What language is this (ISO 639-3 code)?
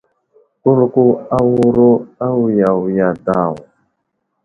udl